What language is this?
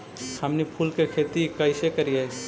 Magahi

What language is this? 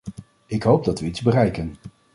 Dutch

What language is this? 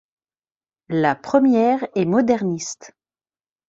French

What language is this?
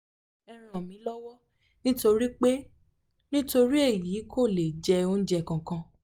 Yoruba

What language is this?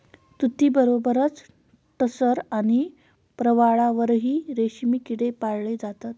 Marathi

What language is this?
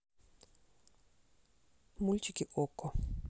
Russian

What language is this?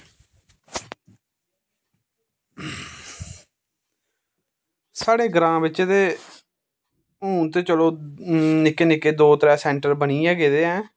Dogri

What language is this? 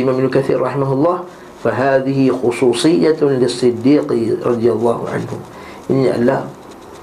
Malay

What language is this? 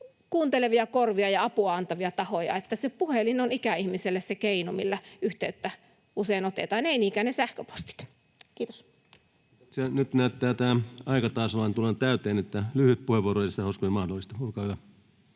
Finnish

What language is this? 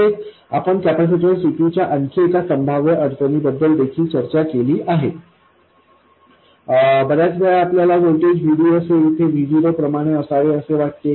Marathi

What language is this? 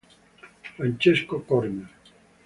Italian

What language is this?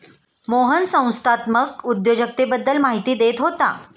Marathi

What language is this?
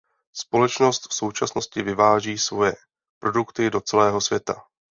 Czech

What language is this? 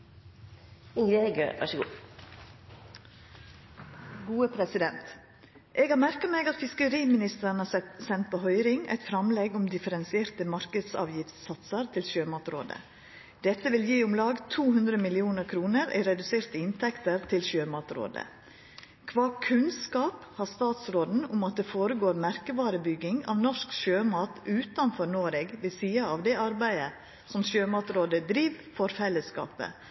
Norwegian Nynorsk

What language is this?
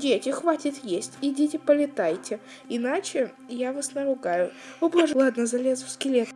Russian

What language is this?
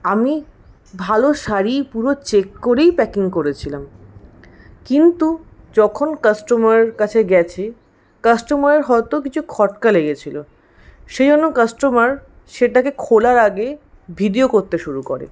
Bangla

